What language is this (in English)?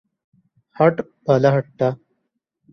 Divehi